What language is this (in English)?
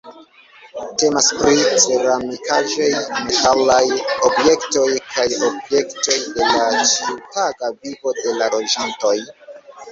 Esperanto